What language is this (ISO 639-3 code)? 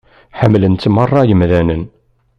kab